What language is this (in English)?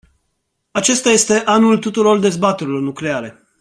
Romanian